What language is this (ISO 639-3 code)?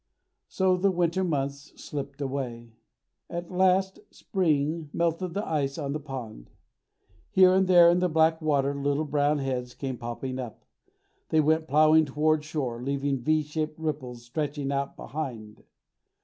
eng